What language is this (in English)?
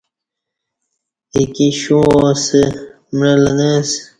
Kati